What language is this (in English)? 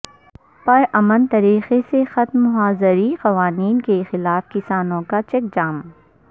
Urdu